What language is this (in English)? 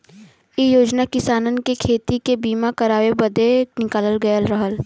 Bhojpuri